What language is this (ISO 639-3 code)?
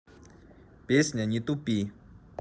rus